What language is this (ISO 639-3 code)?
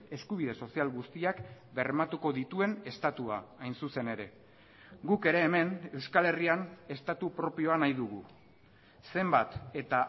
eus